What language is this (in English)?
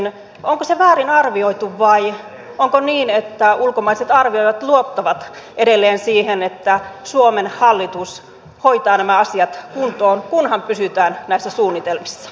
Finnish